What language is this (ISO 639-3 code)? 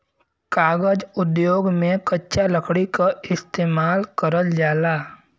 bho